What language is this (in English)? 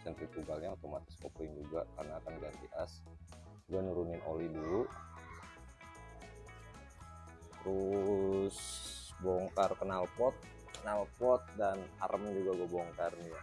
Indonesian